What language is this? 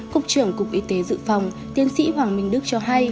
Vietnamese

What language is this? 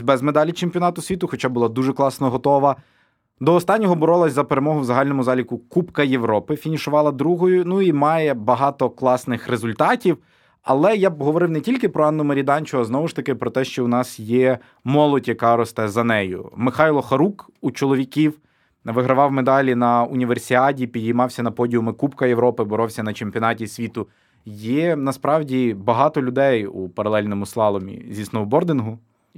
Ukrainian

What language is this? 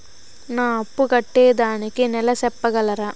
Telugu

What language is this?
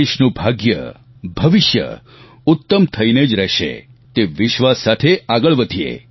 Gujarati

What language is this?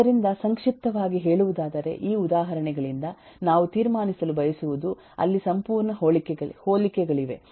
Kannada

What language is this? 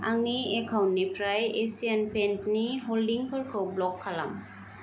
Bodo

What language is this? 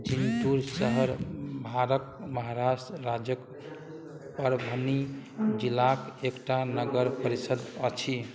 Maithili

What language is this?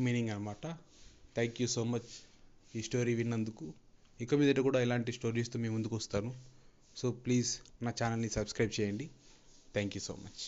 Telugu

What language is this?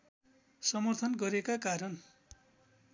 Nepali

